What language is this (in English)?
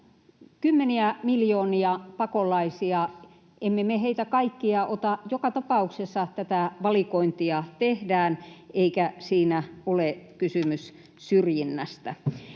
Finnish